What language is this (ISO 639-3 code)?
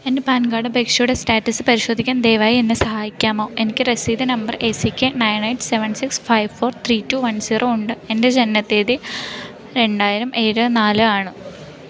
mal